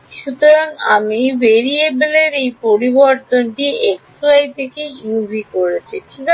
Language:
Bangla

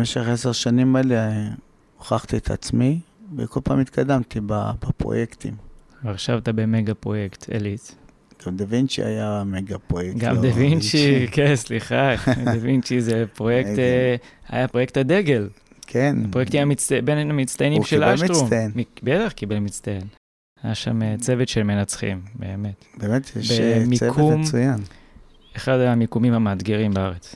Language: Hebrew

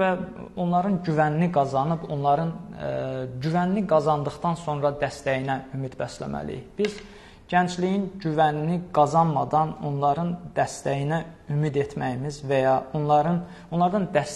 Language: Turkish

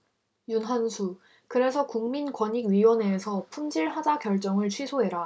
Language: Korean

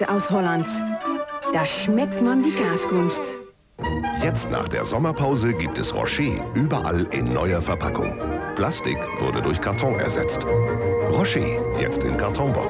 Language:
German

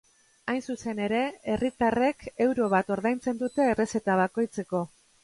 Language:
Basque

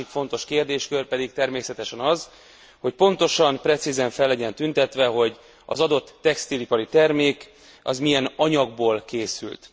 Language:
Hungarian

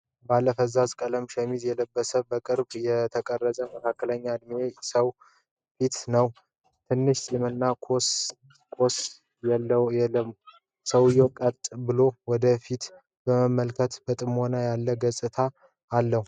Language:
Amharic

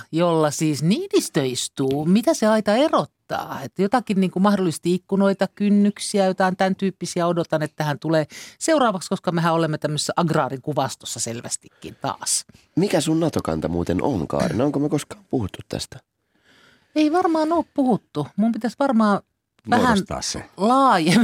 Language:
Finnish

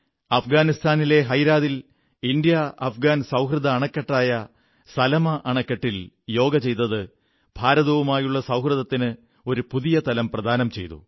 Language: Malayalam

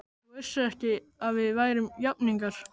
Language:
Icelandic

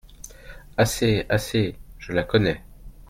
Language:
French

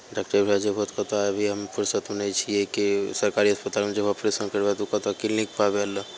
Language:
Maithili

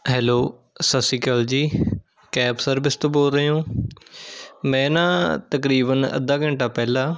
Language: Punjabi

